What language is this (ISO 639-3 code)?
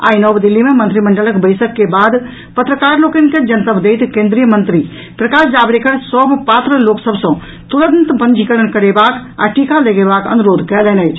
mai